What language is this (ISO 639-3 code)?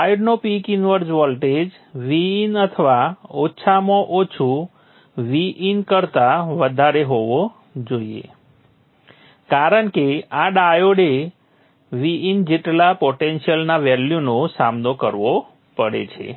guj